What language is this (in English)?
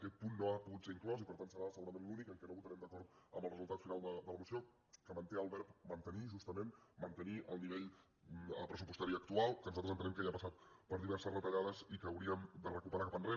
Catalan